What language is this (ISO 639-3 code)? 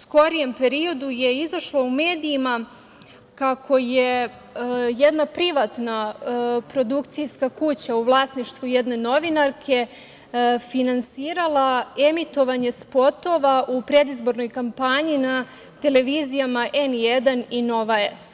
srp